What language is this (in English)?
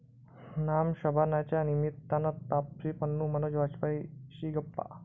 Marathi